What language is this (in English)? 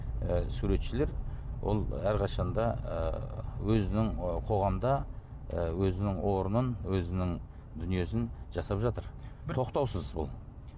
Kazakh